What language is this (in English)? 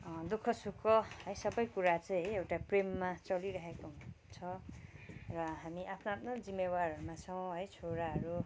Nepali